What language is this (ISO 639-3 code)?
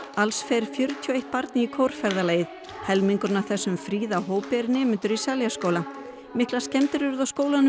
isl